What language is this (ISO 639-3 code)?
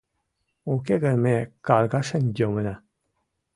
chm